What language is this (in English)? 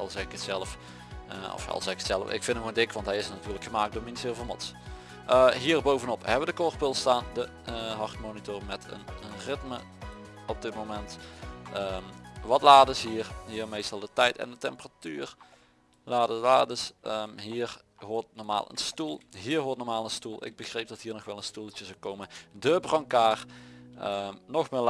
Dutch